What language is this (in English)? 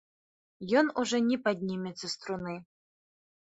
Belarusian